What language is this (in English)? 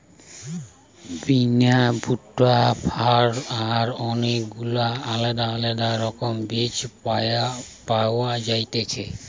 Bangla